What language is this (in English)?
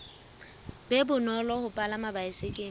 Southern Sotho